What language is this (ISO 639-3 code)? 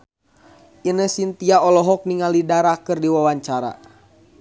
sun